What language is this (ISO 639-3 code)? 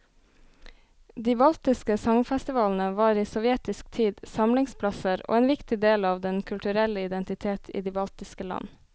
nor